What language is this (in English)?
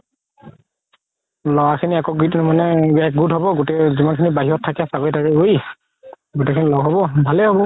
Assamese